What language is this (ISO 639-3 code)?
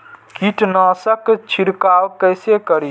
mai